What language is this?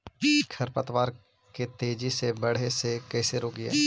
Magahi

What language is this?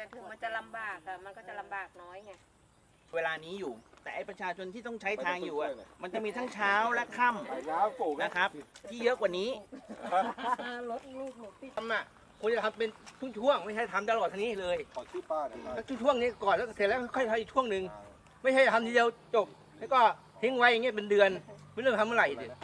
Thai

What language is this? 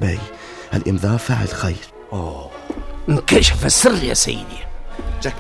Arabic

